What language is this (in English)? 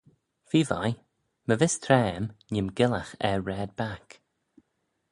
Manx